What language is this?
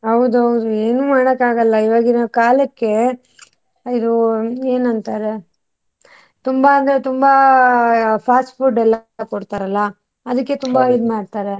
Kannada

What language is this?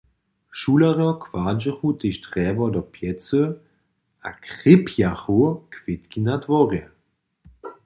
Upper Sorbian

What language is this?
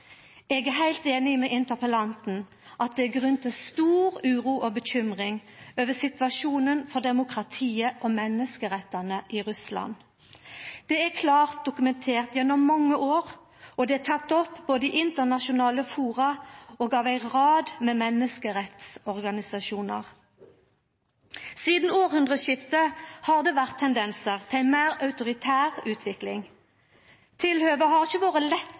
Norwegian Nynorsk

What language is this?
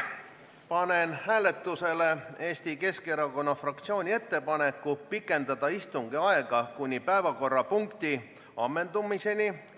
Estonian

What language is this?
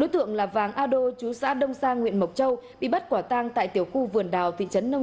Vietnamese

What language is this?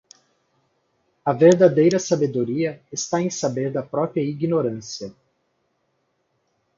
Portuguese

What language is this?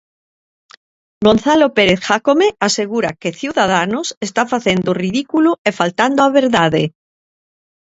Galician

